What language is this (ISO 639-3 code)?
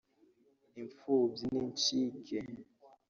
kin